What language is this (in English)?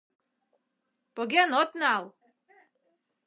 Mari